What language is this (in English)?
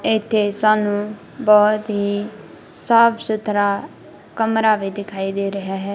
Punjabi